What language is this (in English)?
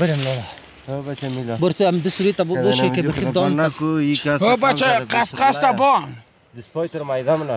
Persian